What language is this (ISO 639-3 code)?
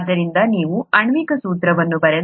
kan